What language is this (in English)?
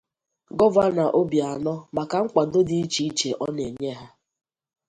Igbo